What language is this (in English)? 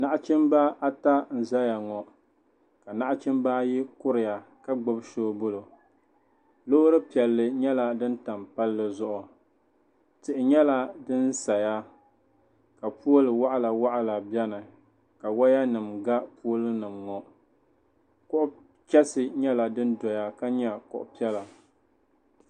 Dagbani